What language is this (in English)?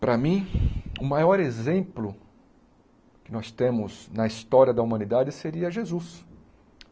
Portuguese